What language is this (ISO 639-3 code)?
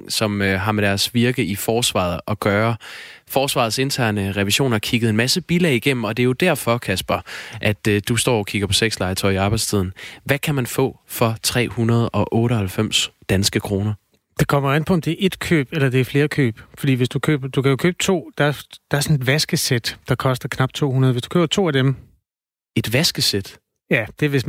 dan